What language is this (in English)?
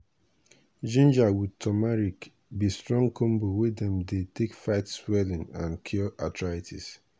Nigerian Pidgin